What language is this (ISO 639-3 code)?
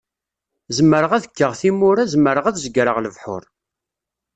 kab